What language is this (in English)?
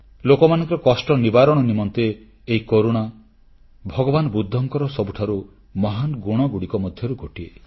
Odia